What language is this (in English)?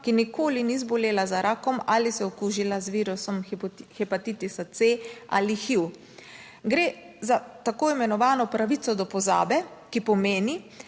Slovenian